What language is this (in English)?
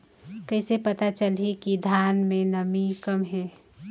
Chhattisgarhi